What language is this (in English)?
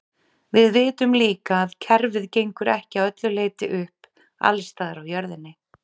Icelandic